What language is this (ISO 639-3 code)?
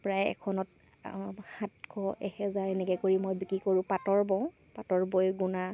asm